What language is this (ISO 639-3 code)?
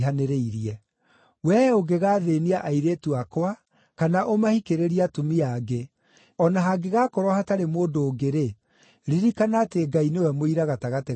kik